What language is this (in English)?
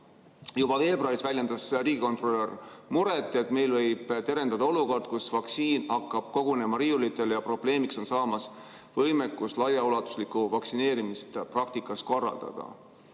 Estonian